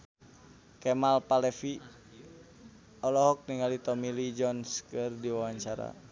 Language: Sundanese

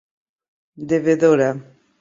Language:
Portuguese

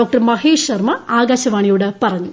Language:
Malayalam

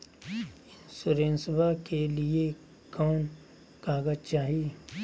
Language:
Magahi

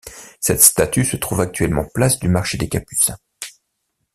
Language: French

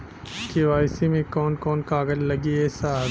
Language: Bhojpuri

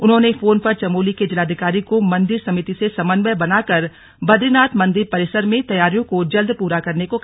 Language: Hindi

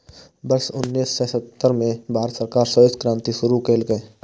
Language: Maithili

